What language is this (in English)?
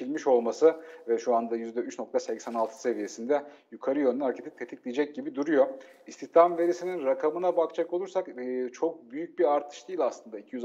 Turkish